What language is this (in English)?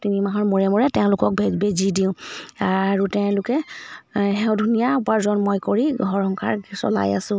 Assamese